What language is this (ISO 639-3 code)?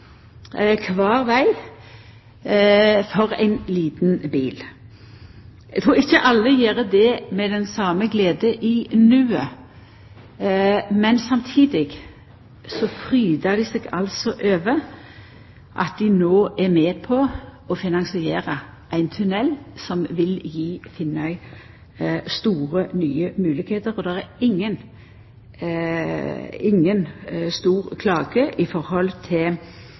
nno